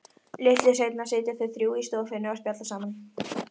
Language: Icelandic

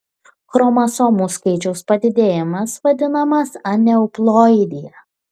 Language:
Lithuanian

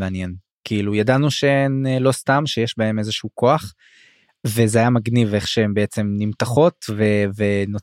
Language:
Hebrew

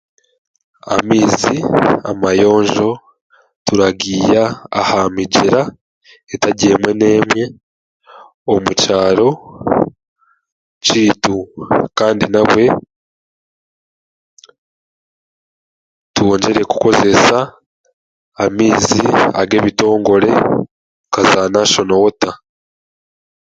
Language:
Chiga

